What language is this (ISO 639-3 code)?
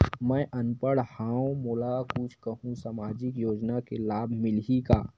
hne